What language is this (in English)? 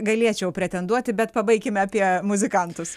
Lithuanian